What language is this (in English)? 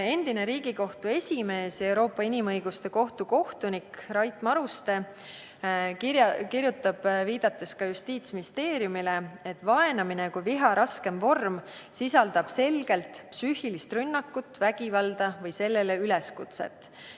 Estonian